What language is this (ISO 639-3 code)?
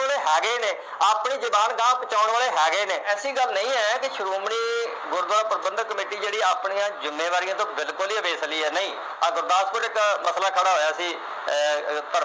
pan